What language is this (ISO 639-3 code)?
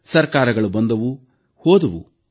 kan